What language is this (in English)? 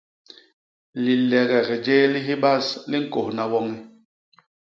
Basaa